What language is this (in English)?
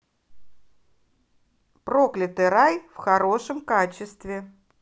Russian